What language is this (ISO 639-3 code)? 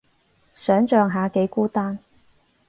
yue